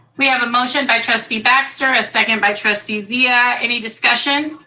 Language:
English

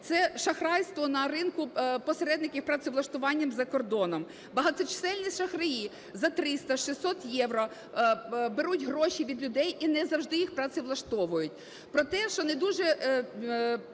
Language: Ukrainian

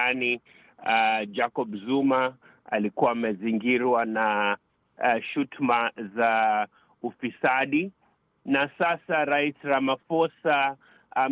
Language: Swahili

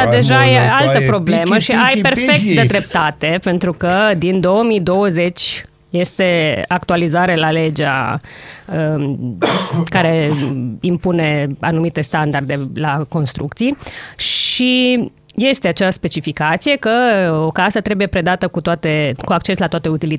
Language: Romanian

